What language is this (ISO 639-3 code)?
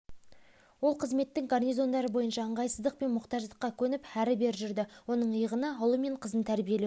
kaz